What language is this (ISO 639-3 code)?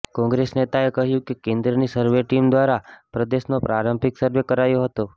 guj